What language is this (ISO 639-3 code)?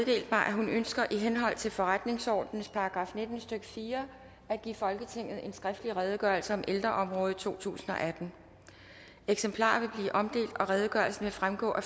dan